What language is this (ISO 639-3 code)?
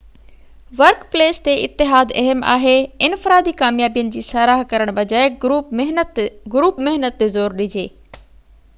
snd